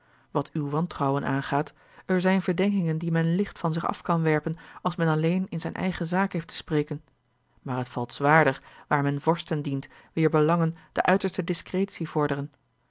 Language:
Dutch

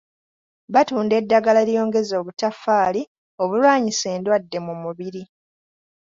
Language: Ganda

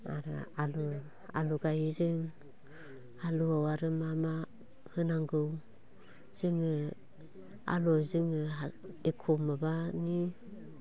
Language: Bodo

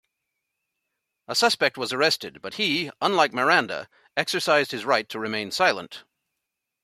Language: English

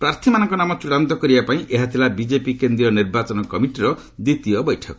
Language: Odia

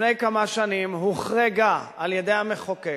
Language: Hebrew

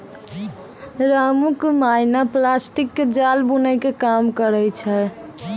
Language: Maithili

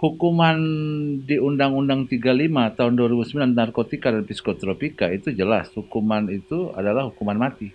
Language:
Indonesian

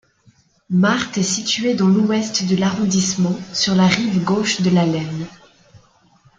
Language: French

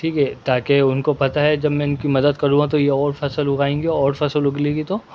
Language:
Urdu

